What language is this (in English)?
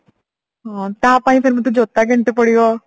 Odia